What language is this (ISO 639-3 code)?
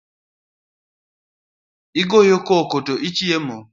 luo